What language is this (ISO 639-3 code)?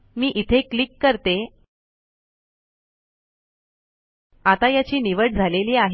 mar